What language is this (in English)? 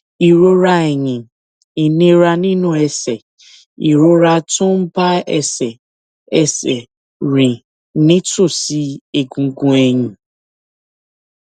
Yoruba